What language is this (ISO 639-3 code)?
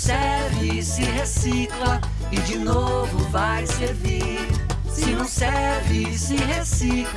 por